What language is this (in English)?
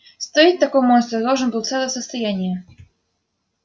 Russian